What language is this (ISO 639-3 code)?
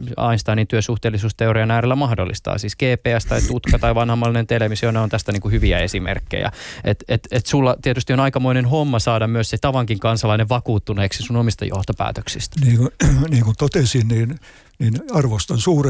fin